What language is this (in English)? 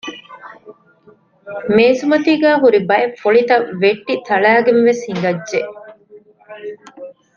Divehi